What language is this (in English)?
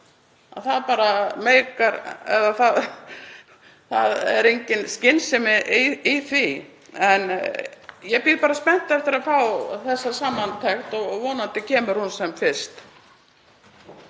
Icelandic